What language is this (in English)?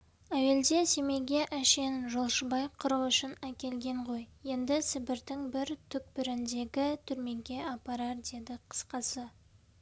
Kazakh